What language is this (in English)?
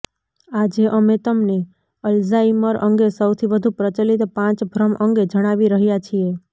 Gujarati